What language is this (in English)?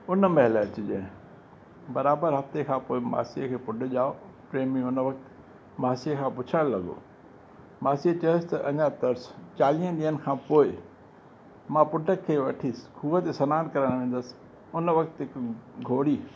Sindhi